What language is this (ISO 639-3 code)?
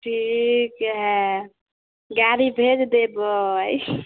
mai